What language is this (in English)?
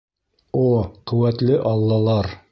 Bashkir